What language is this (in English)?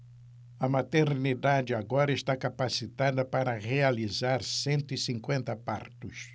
Portuguese